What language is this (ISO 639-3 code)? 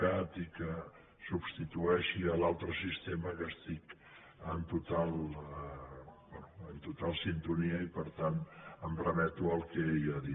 cat